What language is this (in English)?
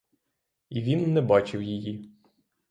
Ukrainian